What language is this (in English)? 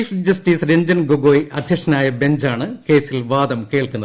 Malayalam